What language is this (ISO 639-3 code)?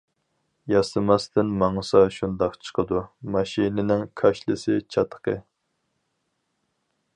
uig